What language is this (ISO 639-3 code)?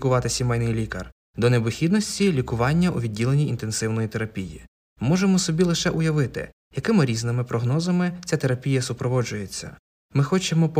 ukr